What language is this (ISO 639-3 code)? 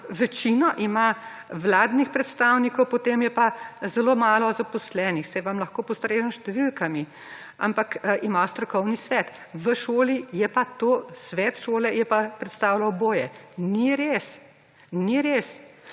slv